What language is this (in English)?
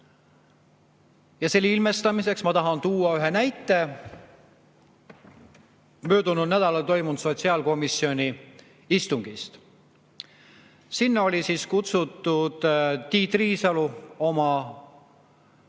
Estonian